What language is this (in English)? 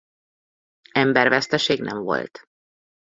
Hungarian